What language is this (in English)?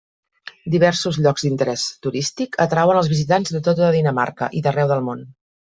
Catalan